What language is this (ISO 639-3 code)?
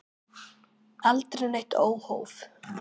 isl